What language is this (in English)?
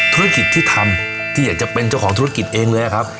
Thai